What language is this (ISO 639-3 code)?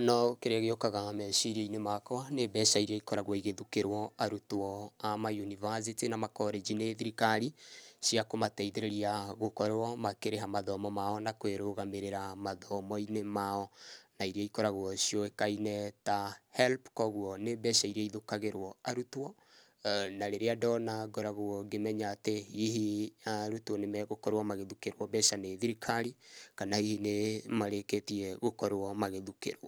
kik